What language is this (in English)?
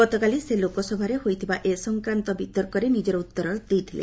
Odia